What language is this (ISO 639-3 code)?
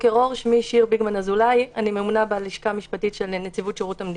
heb